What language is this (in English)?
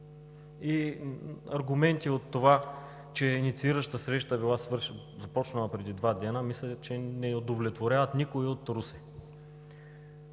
Bulgarian